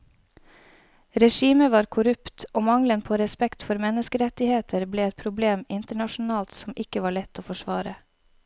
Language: Norwegian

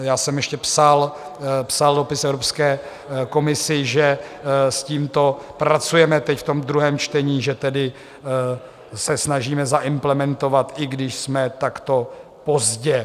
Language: Czech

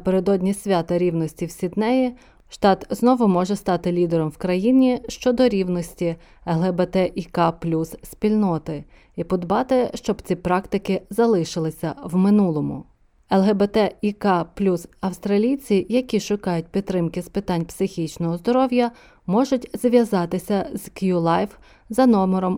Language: Ukrainian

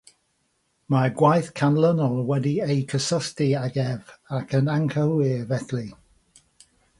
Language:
Welsh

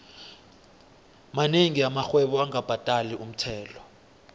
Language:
South Ndebele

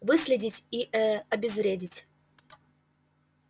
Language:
Russian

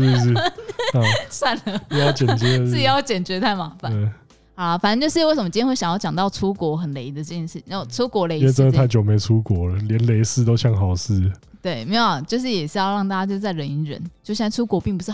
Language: Chinese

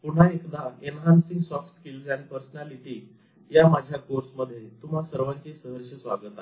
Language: Marathi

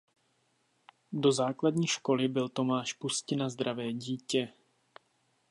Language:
Czech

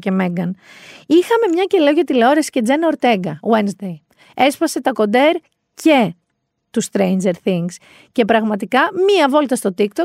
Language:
Greek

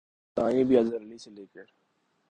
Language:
Urdu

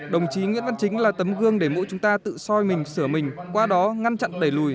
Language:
Vietnamese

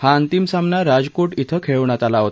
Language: Marathi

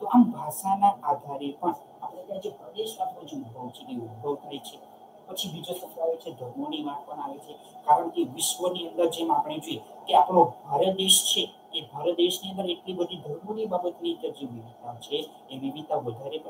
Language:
Italian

